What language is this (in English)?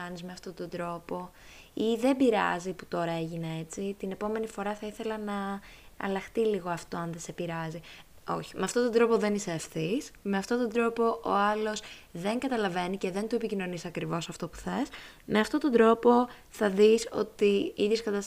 Greek